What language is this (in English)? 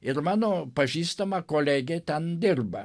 Lithuanian